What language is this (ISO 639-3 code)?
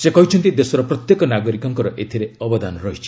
ori